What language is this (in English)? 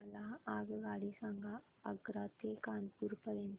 Marathi